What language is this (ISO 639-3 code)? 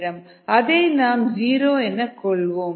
tam